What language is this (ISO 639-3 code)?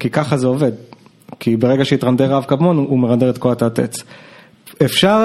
heb